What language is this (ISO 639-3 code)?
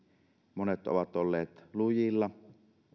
fin